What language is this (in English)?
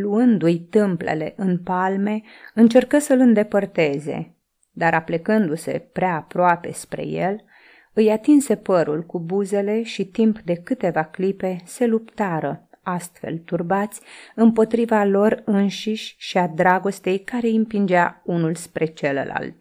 Romanian